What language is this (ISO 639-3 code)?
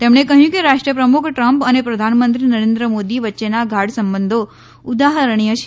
guj